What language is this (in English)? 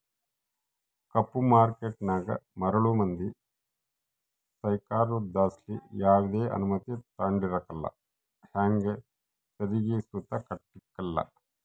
Kannada